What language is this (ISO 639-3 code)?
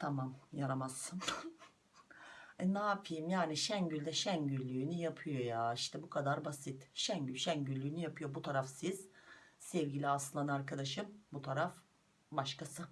tur